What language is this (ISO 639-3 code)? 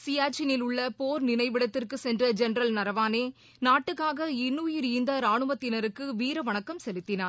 tam